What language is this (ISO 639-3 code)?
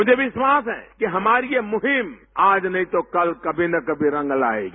hin